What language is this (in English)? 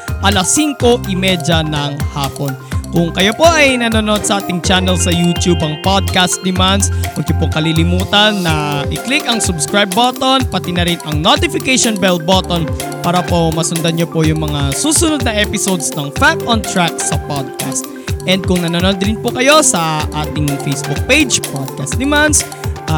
Filipino